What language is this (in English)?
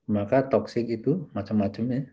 Indonesian